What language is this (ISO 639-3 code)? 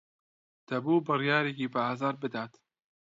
ckb